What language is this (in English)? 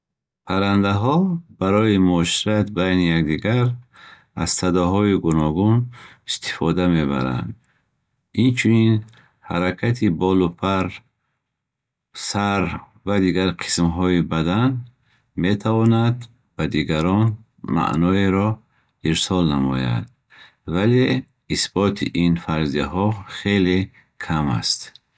Bukharic